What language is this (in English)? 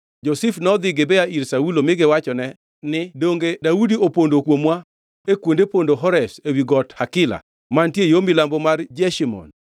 Luo (Kenya and Tanzania)